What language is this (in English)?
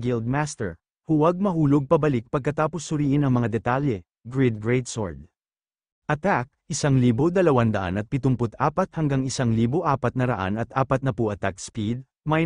Filipino